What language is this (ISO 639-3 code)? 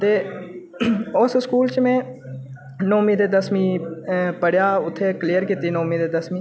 doi